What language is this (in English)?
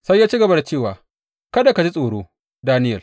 Hausa